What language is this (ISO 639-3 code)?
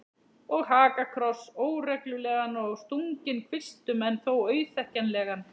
isl